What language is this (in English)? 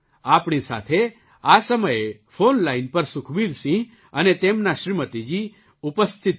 Gujarati